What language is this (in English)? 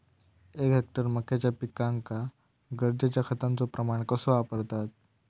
Marathi